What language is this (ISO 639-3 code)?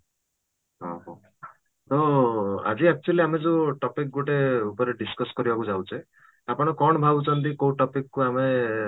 ori